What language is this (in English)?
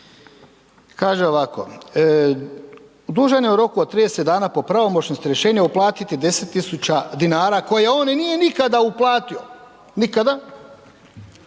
Croatian